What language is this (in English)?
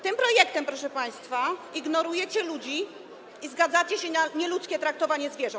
Polish